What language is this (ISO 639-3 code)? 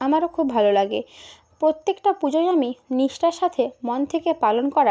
ben